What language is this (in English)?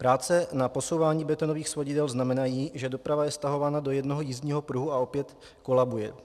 Czech